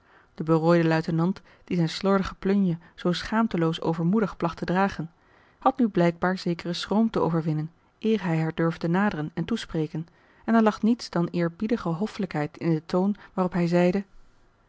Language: Dutch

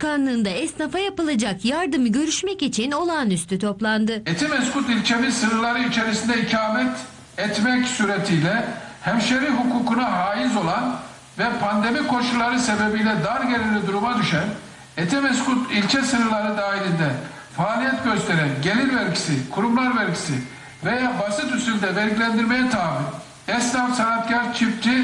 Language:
Turkish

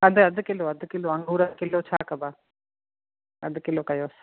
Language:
Sindhi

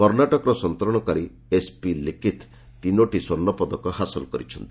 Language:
Odia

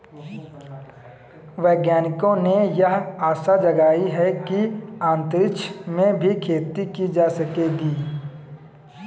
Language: Hindi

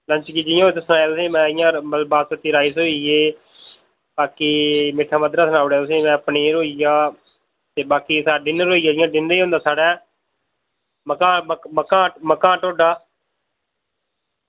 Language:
Dogri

